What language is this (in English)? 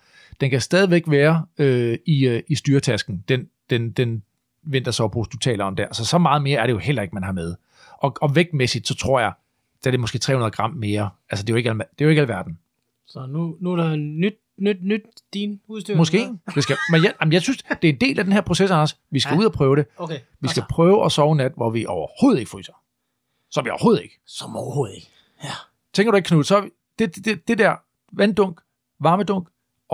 Danish